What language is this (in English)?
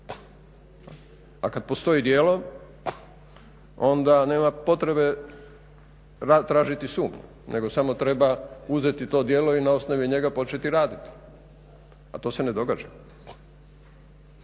Croatian